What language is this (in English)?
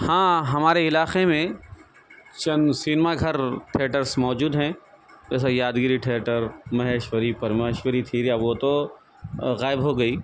Urdu